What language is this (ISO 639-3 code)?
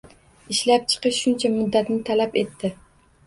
uzb